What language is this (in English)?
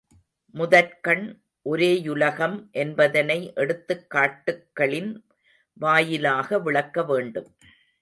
Tamil